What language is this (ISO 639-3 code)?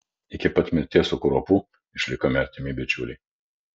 lit